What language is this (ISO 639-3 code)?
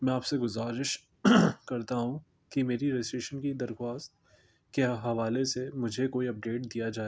urd